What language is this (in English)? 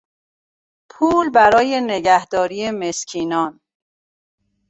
Persian